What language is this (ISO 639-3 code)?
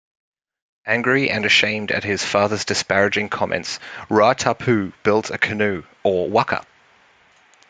eng